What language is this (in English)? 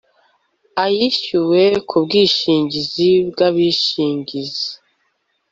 Kinyarwanda